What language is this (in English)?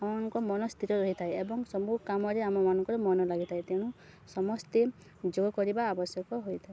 Odia